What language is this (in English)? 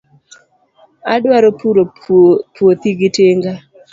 Luo (Kenya and Tanzania)